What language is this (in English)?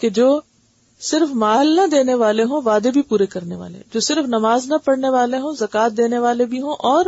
Urdu